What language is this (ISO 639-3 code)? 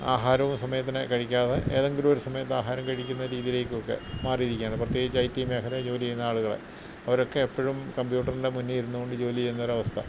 mal